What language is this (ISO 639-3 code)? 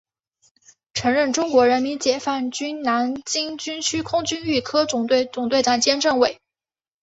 zho